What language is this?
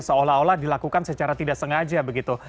Indonesian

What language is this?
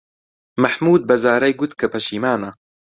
Central Kurdish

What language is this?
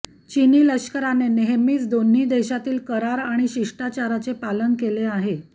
Marathi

